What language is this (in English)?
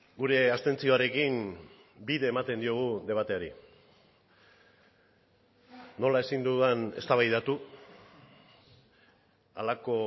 Basque